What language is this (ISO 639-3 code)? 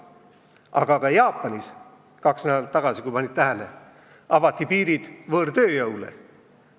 est